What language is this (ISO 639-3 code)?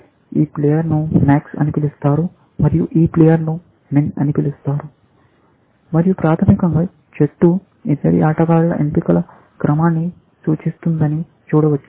tel